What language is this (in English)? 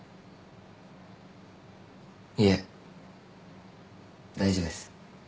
Japanese